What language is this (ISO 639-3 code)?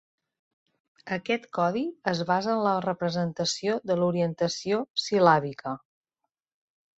cat